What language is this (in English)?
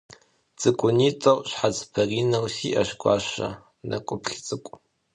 Kabardian